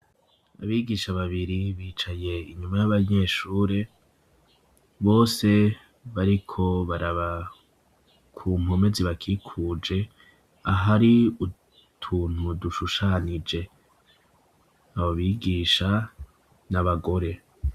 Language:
Rundi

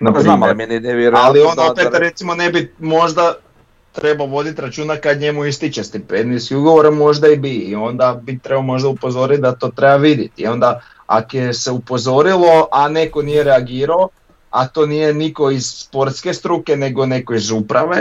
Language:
Croatian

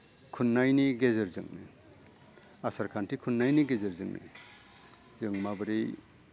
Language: Bodo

